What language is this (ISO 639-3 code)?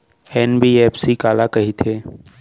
hne